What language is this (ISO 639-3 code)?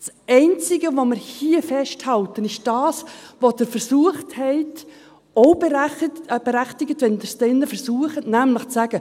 gsw